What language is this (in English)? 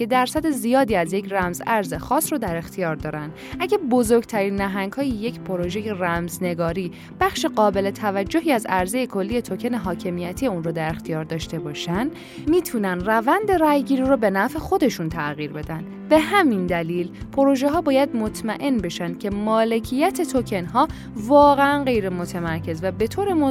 Persian